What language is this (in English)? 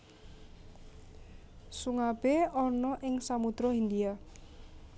Javanese